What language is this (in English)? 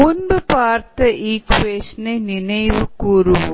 Tamil